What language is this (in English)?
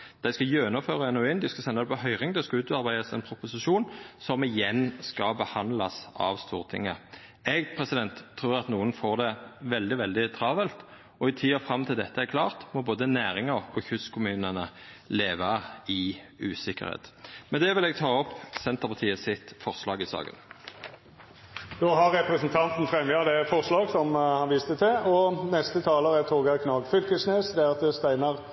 Norwegian Nynorsk